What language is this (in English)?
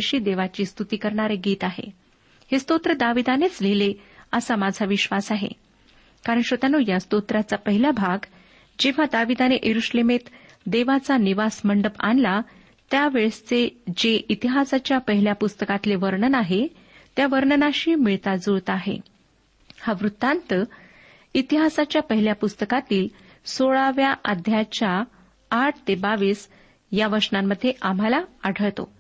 Marathi